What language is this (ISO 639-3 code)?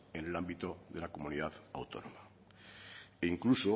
spa